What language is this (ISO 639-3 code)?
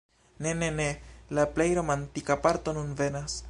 epo